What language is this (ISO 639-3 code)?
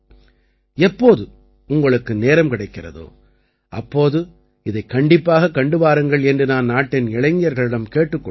tam